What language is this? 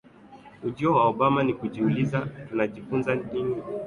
Swahili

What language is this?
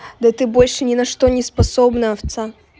Russian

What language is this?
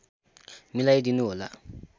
Nepali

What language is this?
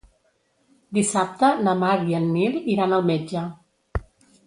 Catalan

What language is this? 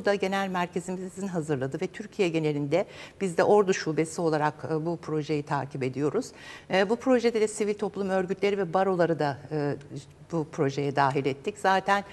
Turkish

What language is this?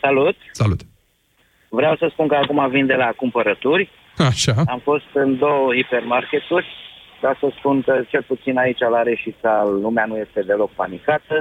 Romanian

